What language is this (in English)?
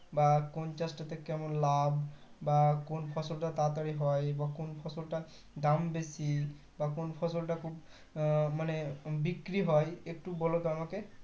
Bangla